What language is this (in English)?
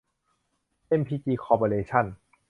Thai